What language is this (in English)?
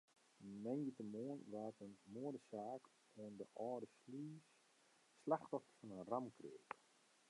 Western Frisian